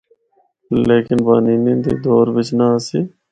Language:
Northern Hindko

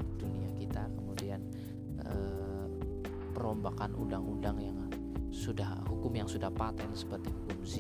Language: Indonesian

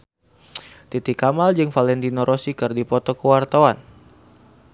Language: Sundanese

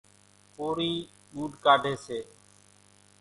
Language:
Kachi Koli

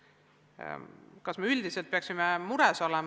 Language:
Estonian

